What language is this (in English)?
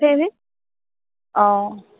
Assamese